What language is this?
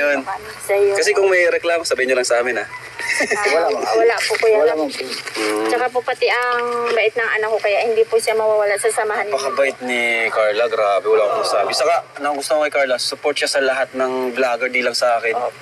Filipino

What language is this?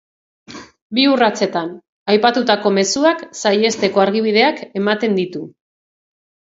Basque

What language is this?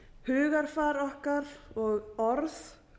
Icelandic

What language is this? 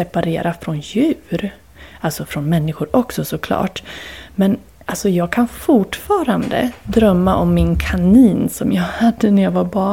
Swedish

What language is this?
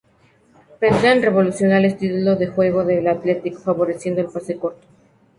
Spanish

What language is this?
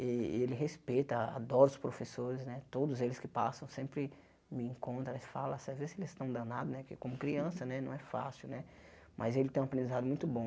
Portuguese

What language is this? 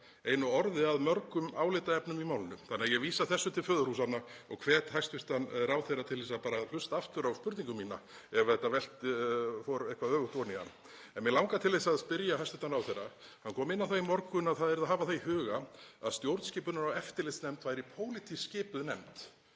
Icelandic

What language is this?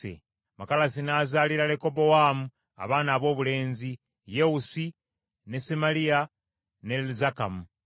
Ganda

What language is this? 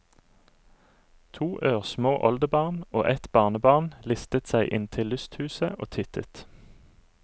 Norwegian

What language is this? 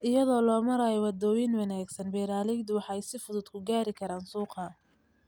Somali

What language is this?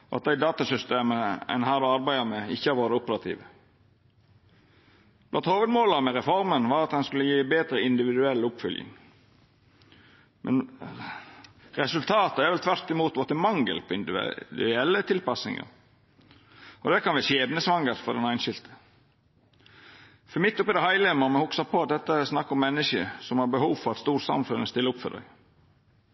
Norwegian Nynorsk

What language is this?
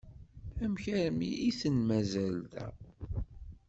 Kabyle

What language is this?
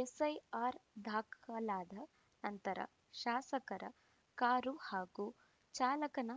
Kannada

